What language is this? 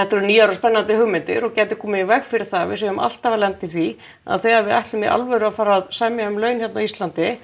Icelandic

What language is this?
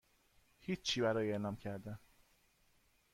Persian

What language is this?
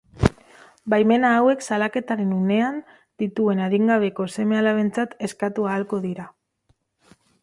Basque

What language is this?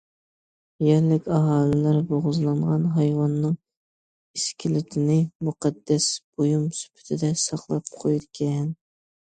Uyghur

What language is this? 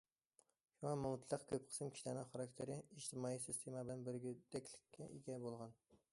Uyghur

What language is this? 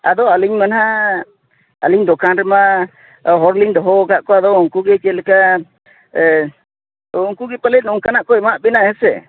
Santali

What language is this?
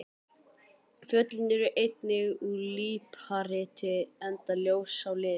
Icelandic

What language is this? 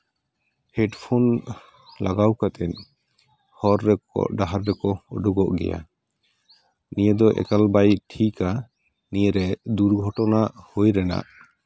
Santali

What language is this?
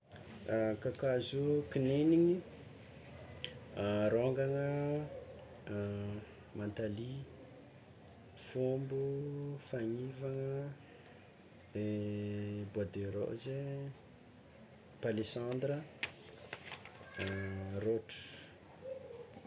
Tsimihety Malagasy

